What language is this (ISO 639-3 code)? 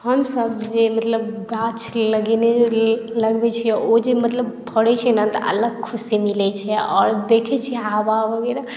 mai